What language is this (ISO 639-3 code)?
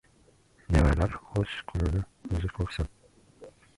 uzb